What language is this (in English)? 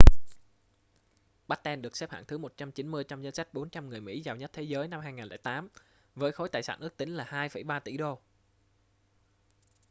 Vietnamese